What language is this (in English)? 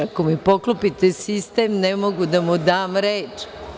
Serbian